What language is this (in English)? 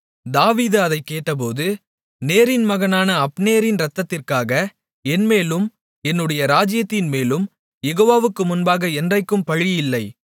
Tamil